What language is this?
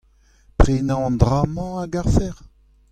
Breton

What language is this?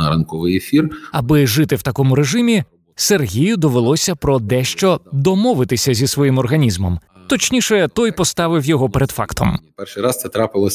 Ukrainian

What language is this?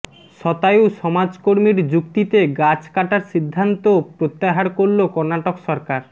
Bangla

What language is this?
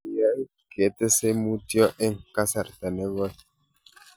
Kalenjin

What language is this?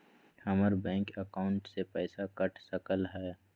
Magahi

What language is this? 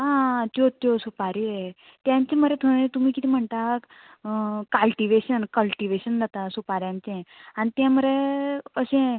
Konkani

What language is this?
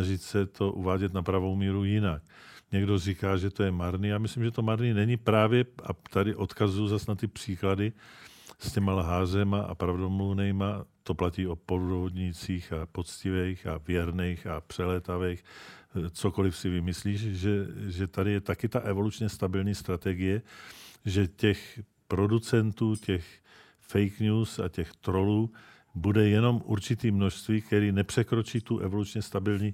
Czech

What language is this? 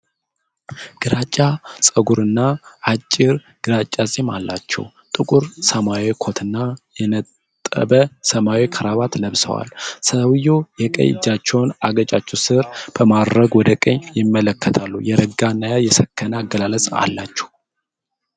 Amharic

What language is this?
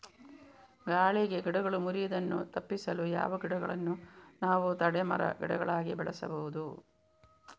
Kannada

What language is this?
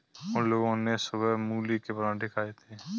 Hindi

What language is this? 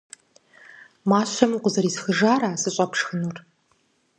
Kabardian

